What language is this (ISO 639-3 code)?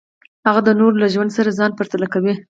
pus